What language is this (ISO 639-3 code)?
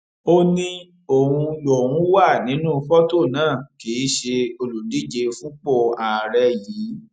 yor